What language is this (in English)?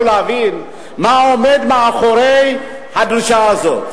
Hebrew